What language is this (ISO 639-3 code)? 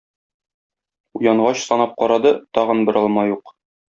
tat